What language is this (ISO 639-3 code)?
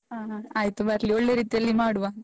kan